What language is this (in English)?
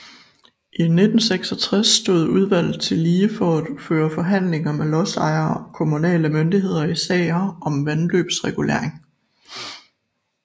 Danish